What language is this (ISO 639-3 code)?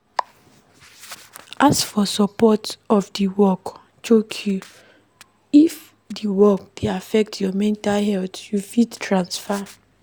pcm